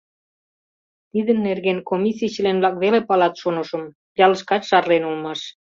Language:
Mari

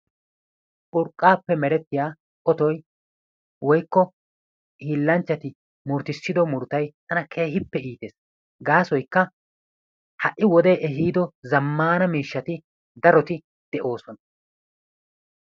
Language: Wolaytta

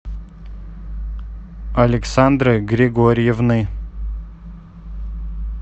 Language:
Russian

